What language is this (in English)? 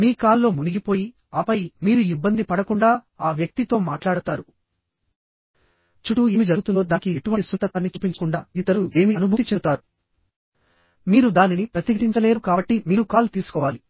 Telugu